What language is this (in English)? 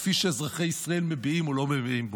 Hebrew